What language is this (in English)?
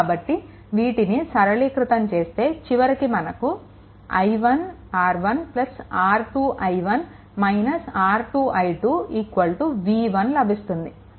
Telugu